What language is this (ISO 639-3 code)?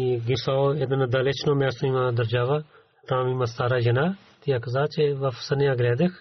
bul